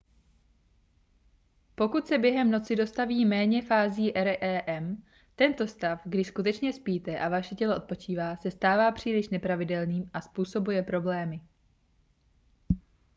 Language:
Czech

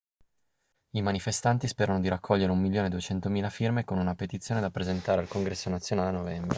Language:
Italian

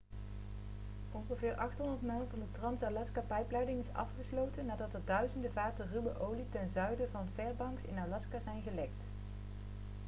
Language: Dutch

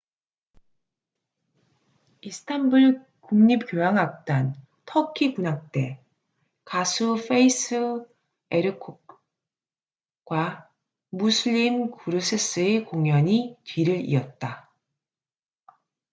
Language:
Korean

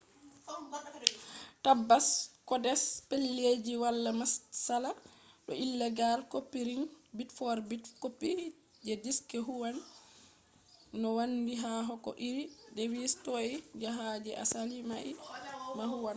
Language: Fula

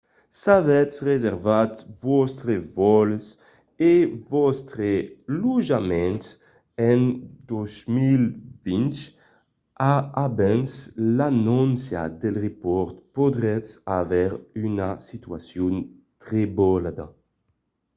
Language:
Occitan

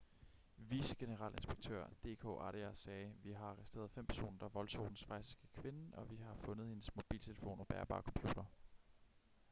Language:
Danish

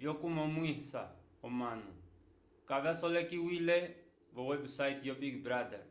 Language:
Umbundu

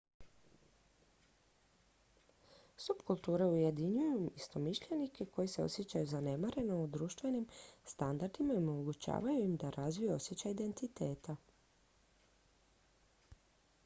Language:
Croatian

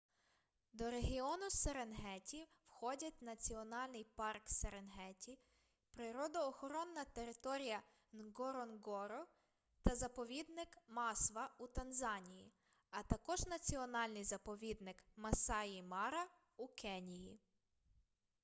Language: Ukrainian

